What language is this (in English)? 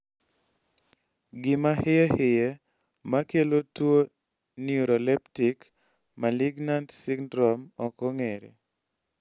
Luo (Kenya and Tanzania)